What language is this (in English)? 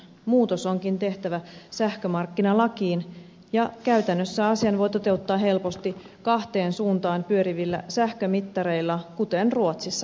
Finnish